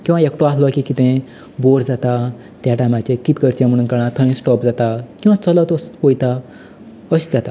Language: Konkani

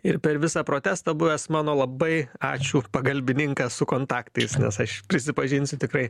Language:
Lithuanian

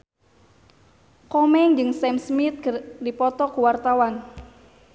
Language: Sundanese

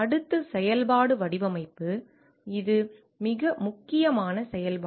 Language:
Tamil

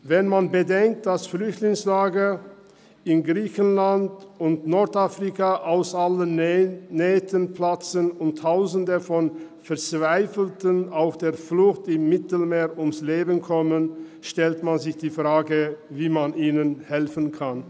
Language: Swiss German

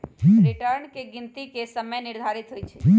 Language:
Magahi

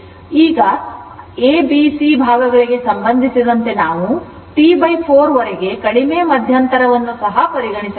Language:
Kannada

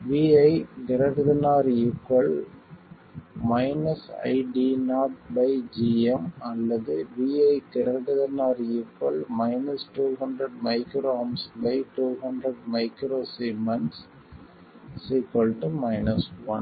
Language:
Tamil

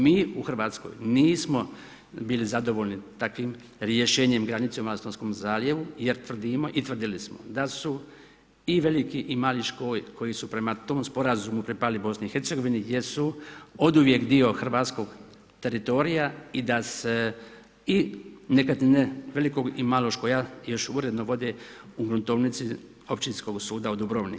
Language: Croatian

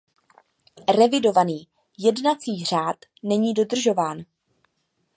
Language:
Czech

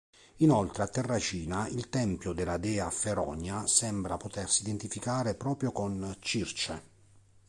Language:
Italian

